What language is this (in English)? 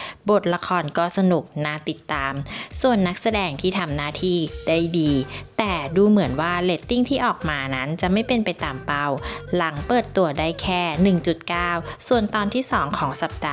Thai